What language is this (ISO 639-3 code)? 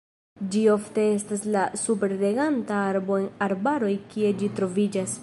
epo